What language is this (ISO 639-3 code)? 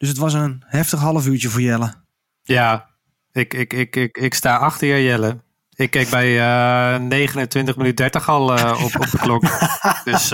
nld